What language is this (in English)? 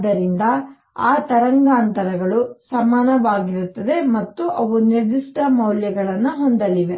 Kannada